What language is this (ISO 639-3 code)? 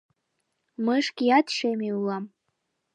chm